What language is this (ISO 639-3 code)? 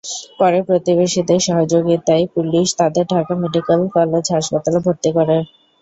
ben